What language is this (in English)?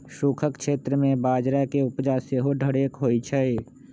Magahi